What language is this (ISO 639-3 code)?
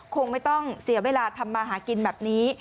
tha